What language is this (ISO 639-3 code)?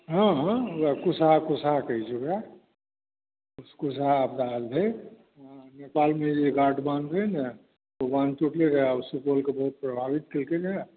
mai